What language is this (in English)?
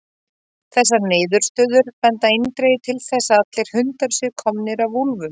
Icelandic